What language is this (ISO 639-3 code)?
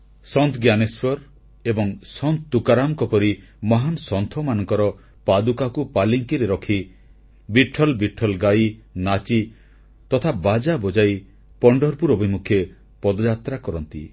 ori